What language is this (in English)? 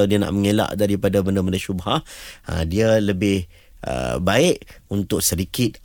Malay